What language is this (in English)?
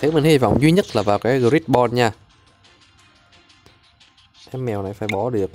Vietnamese